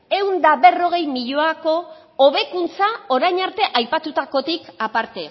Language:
Basque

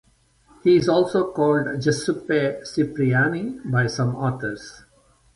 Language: English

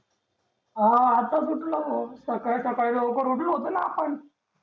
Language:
Marathi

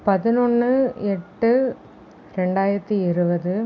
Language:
Tamil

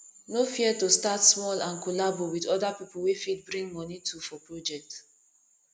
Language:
Nigerian Pidgin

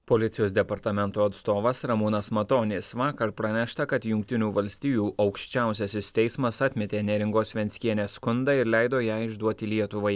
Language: Lithuanian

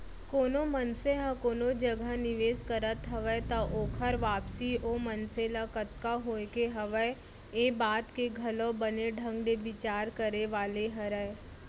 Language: Chhattisgarhi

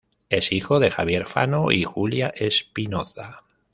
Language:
Spanish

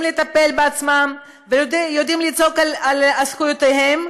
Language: Hebrew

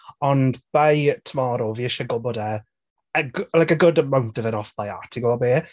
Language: Welsh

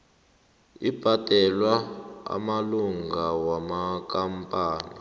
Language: South Ndebele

